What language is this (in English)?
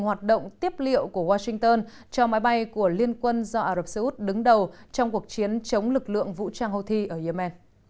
Vietnamese